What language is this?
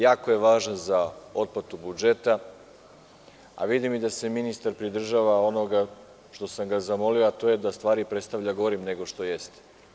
Serbian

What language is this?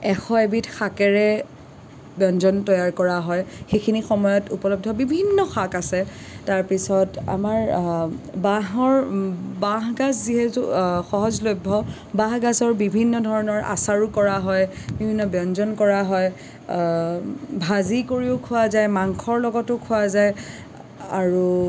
Assamese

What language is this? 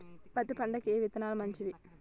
Telugu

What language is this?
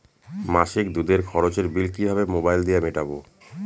Bangla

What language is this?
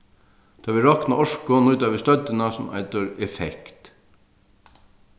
Faroese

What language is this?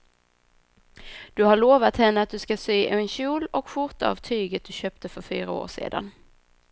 Swedish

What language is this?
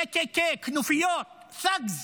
Hebrew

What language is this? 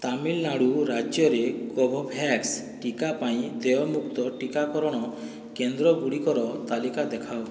Odia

